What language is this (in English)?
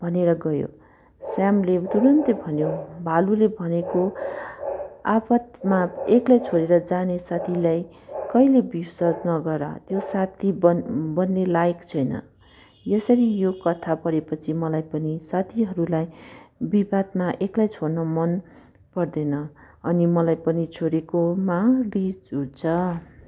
Nepali